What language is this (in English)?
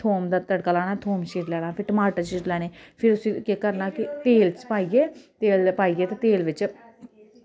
Dogri